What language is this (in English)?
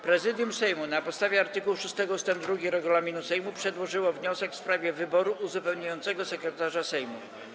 Polish